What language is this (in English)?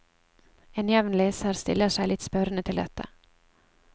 Norwegian